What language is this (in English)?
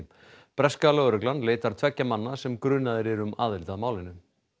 Icelandic